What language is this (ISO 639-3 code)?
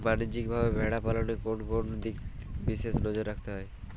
ben